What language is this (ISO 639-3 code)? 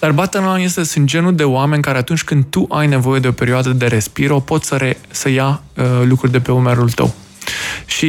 ron